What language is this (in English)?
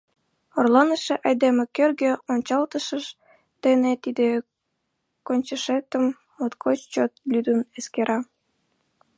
Mari